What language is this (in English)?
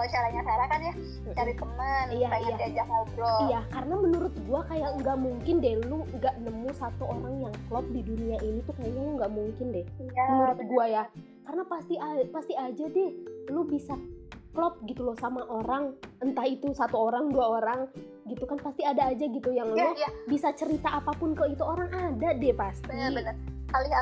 Indonesian